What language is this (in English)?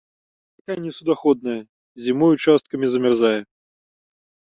Belarusian